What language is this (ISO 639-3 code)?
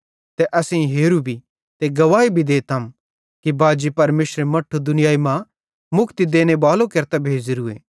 bhd